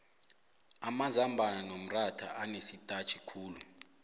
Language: South Ndebele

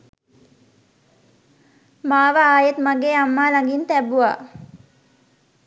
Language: Sinhala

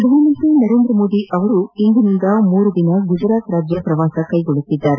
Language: Kannada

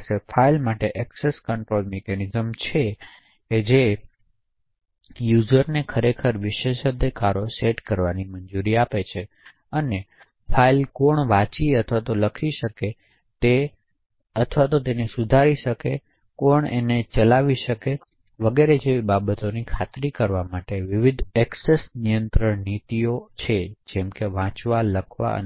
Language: Gujarati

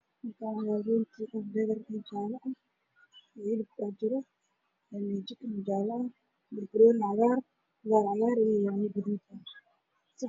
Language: Somali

